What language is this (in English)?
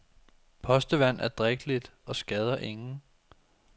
Danish